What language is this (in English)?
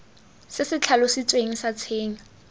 Tswana